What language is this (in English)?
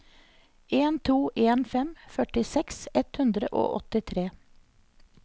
Norwegian